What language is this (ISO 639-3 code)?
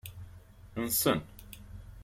kab